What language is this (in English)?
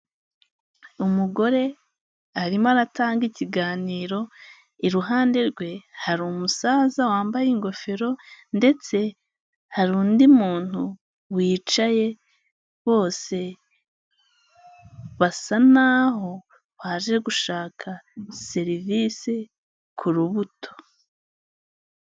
Kinyarwanda